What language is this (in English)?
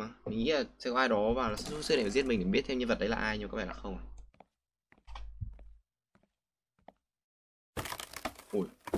Vietnamese